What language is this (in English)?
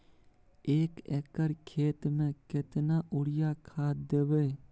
Maithili